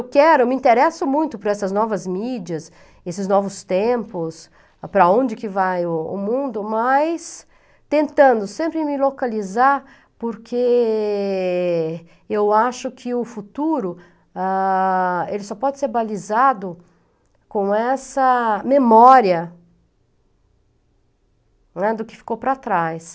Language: Portuguese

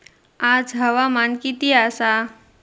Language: Marathi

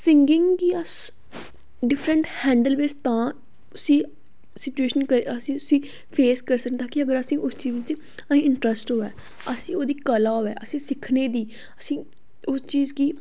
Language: Dogri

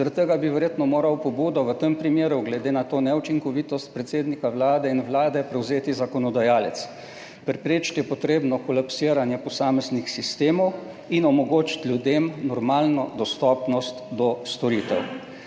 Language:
Slovenian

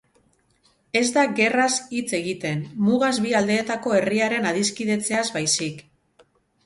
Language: Basque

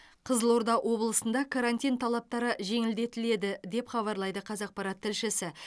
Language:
Kazakh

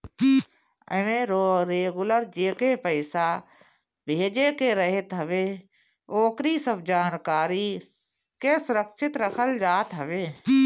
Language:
Bhojpuri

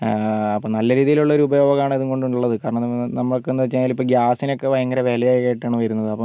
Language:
Malayalam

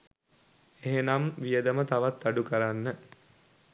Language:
Sinhala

